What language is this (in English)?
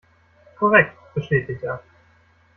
German